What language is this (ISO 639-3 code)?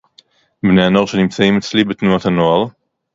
heb